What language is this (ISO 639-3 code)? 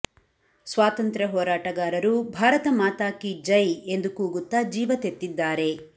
kan